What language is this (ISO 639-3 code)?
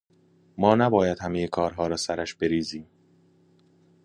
fas